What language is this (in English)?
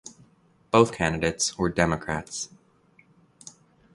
English